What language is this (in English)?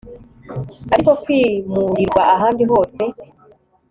Kinyarwanda